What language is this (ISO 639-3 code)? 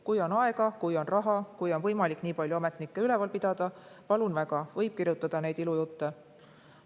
est